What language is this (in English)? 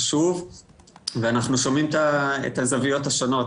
Hebrew